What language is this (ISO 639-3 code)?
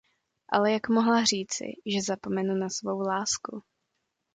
ces